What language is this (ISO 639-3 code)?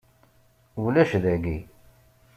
kab